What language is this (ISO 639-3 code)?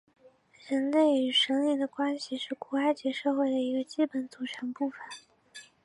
zho